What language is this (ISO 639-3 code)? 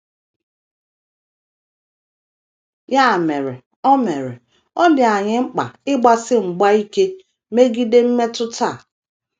ibo